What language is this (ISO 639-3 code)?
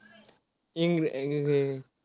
mar